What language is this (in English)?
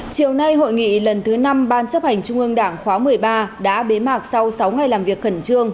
Vietnamese